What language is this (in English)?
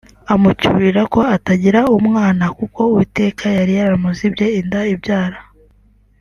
Kinyarwanda